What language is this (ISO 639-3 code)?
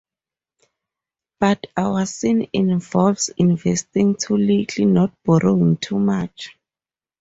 eng